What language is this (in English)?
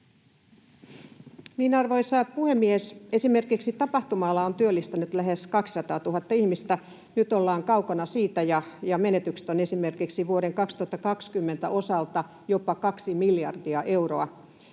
Finnish